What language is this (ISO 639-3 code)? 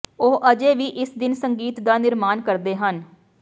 pan